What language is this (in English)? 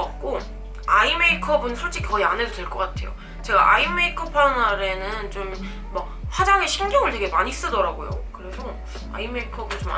Korean